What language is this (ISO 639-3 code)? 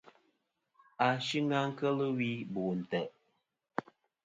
bkm